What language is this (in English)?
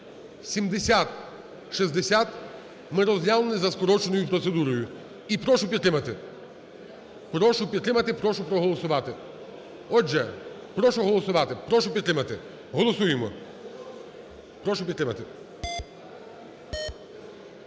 Ukrainian